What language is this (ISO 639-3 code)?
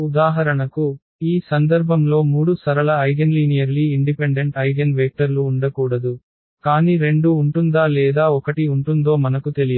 tel